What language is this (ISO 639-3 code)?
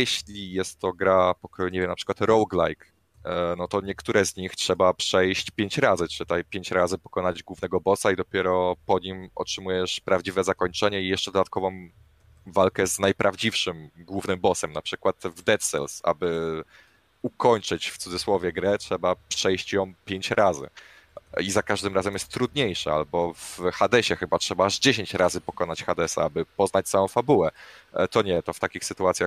pol